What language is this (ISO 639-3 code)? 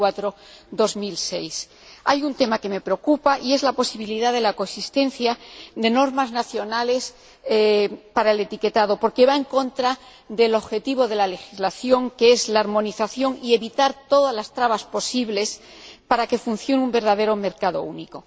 spa